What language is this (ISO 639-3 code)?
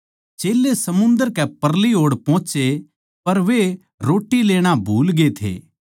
bgc